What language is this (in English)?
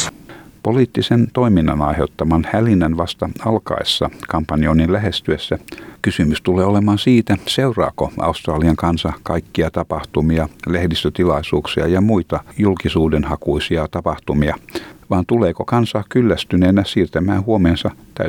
Finnish